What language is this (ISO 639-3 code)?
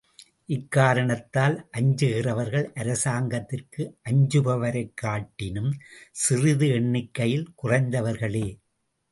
tam